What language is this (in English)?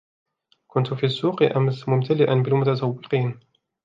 Arabic